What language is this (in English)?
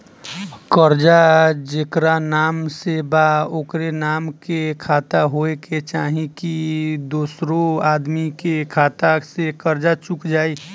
Bhojpuri